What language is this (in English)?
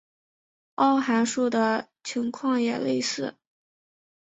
Chinese